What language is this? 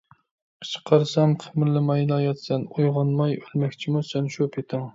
Uyghur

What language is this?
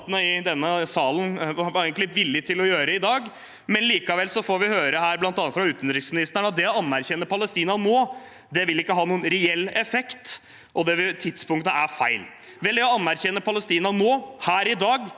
Norwegian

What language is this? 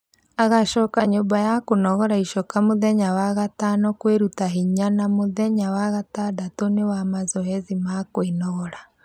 Kikuyu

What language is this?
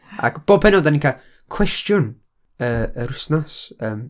Welsh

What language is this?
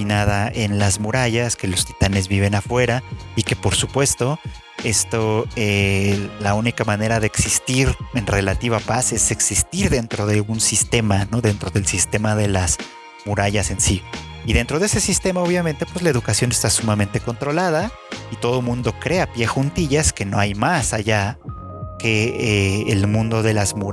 Spanish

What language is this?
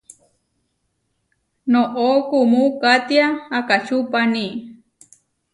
Huarijio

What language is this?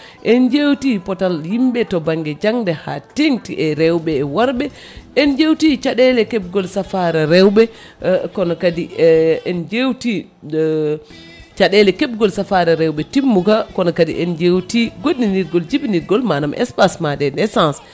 Fula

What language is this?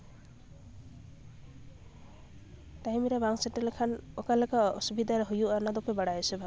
Santali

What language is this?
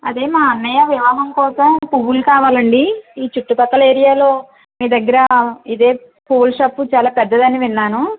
Telugu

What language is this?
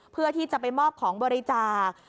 Thai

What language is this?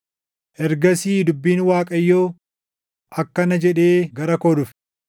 Oromo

